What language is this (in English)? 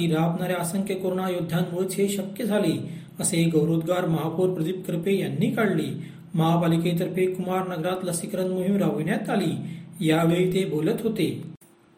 Marathi